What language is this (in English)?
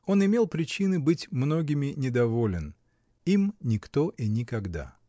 Russian